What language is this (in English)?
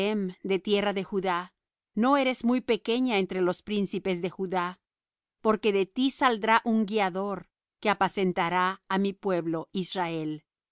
Spanish